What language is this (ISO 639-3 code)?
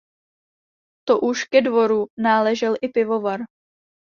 ces